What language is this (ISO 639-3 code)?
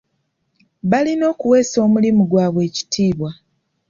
lug